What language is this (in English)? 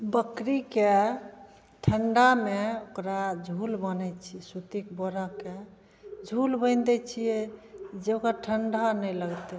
Maithili